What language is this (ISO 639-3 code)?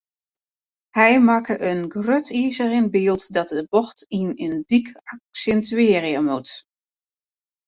fry